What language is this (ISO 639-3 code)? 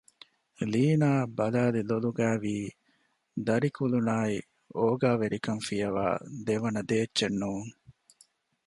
div